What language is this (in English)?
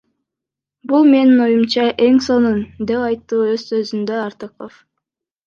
Kyrgyz